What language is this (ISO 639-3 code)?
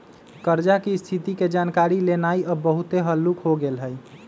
mag